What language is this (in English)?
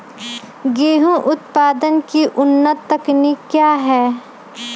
Magahi